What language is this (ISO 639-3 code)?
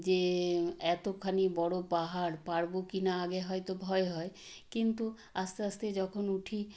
ben